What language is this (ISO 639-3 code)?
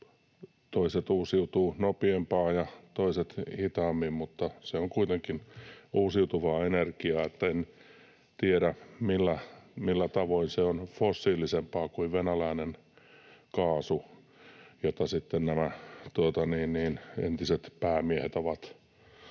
fin